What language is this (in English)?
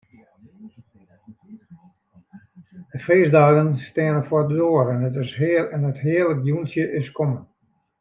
Western Frisian